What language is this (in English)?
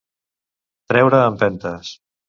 Catalan